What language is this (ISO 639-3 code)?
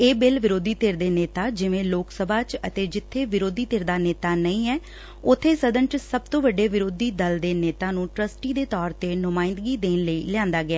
pan